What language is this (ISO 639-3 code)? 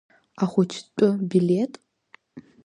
abk